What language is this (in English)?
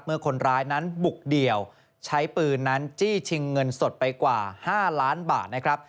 Thai